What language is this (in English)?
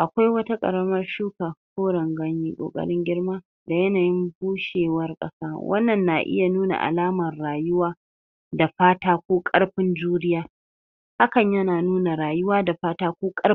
Hausa